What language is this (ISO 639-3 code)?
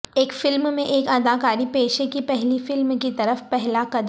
urd